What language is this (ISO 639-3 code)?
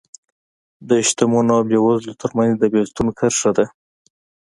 pus